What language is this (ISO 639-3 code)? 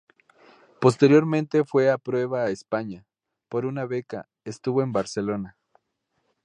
spa